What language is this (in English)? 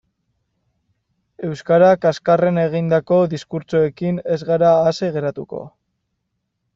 Basque